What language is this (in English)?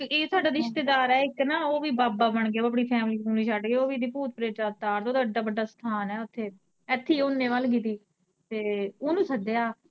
Punjabi